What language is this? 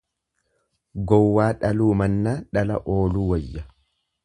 Oromo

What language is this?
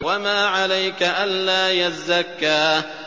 Arabic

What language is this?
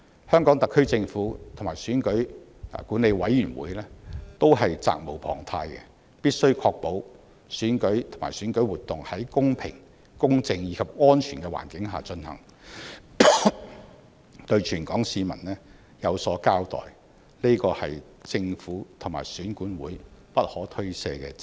Cantonese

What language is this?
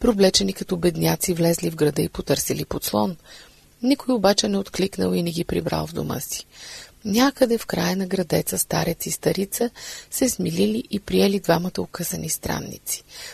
Bulgarian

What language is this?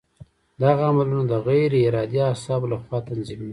Pashto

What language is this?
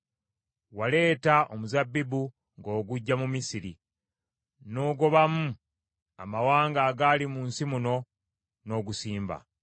Ganda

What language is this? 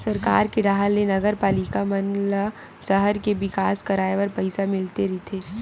Chhattisgarhi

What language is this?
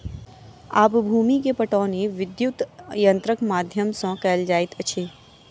Maithili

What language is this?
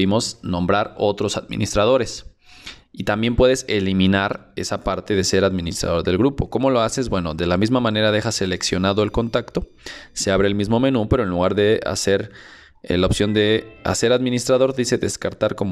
Spanish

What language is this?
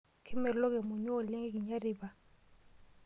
Masai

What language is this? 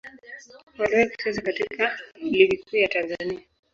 Swahili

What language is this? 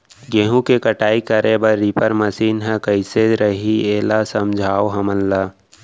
Chhattisgarhi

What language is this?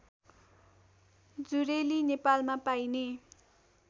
Nepali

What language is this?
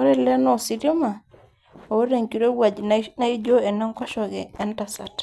Masai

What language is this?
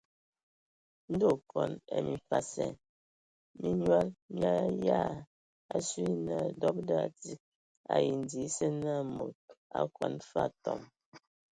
Ewondo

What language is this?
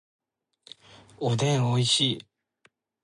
Japanese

